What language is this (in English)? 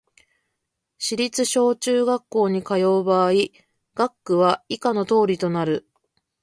Japanese